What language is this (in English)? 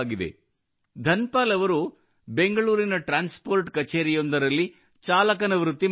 Kannada